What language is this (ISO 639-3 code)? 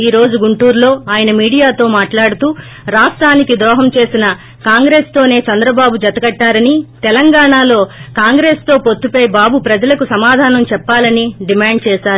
tel